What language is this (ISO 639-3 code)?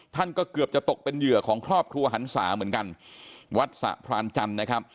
tha